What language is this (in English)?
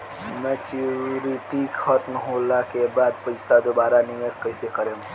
Bhojpuri